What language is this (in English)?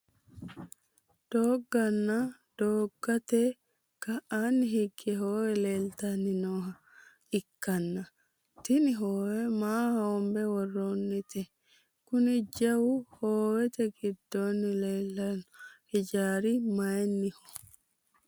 Sidamo